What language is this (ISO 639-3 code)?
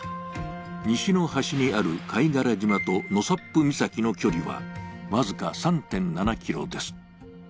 jpn